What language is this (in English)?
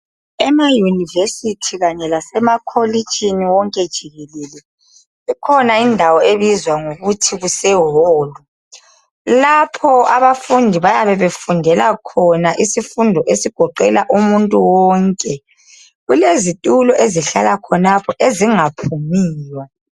North Ndebele